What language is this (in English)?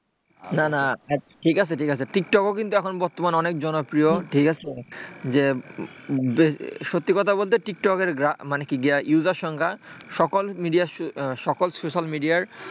Bangla